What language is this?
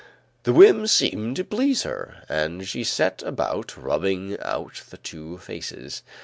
English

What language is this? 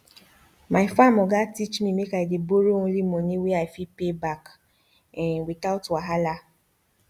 Nigerian Pidgin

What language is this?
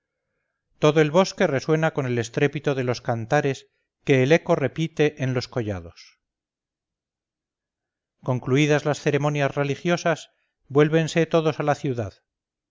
Spanish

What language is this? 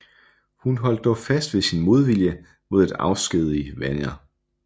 Danish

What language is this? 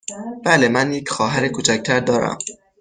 Persian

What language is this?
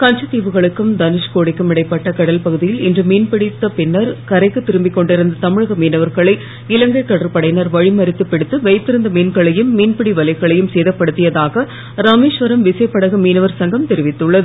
Tamil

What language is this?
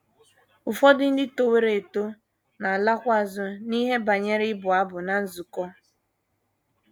Igbo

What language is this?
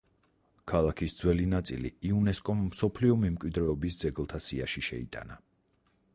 Georgian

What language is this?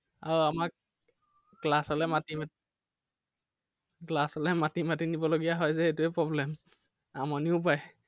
Assamese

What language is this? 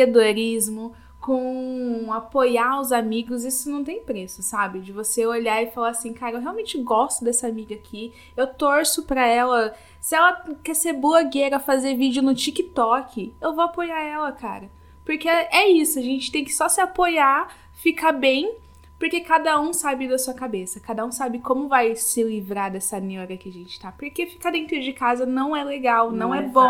Portuguese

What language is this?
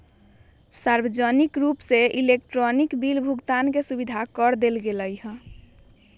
Magahi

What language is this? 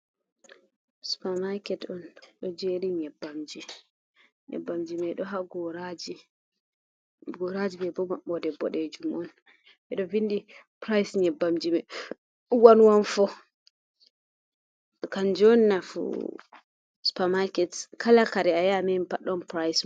Fula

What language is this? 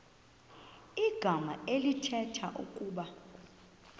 Xhosa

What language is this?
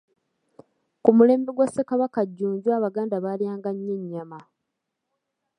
Ganda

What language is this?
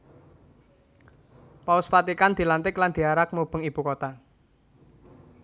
Javanese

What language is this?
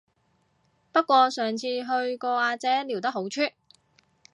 Cantonese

